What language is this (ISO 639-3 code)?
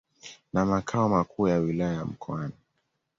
swa